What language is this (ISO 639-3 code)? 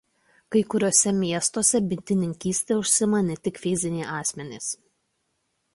lit